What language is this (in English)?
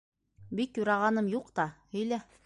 Bashkir